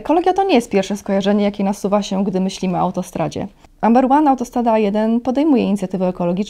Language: Polish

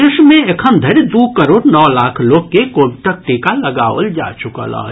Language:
Maithili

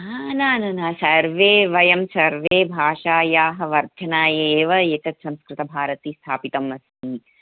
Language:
Sanskrit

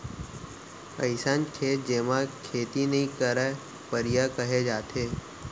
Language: Chhattisgarhi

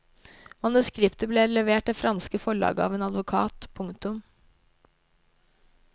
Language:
Norwegian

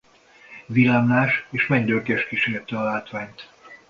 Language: Hungarian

